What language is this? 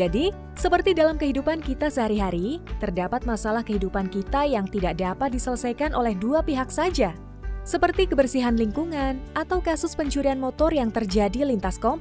Indonesian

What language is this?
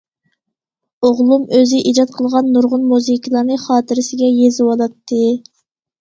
Uyghur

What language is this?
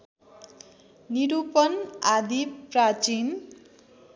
Nepali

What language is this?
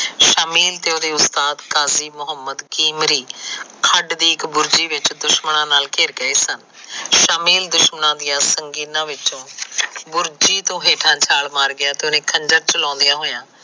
Punjabi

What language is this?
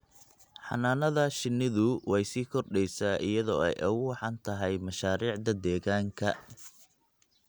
Somali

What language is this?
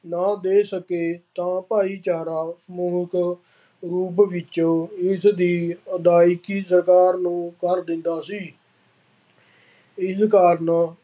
Punjabi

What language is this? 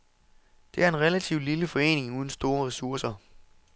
Danish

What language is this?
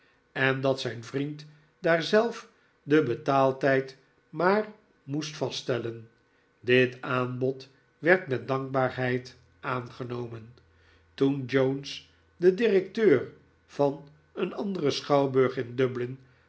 Dutch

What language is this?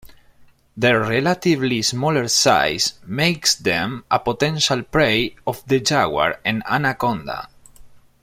English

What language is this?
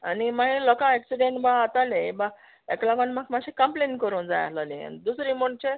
Konkani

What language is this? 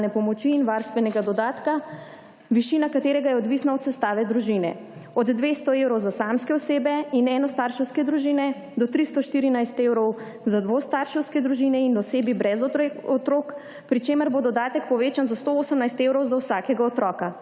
Slovenian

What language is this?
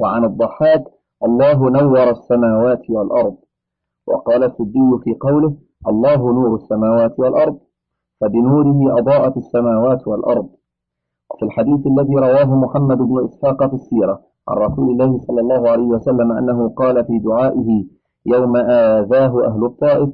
Arabic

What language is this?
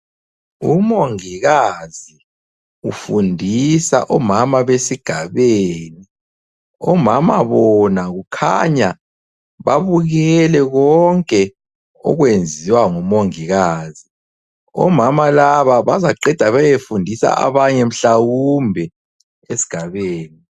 North Ndebele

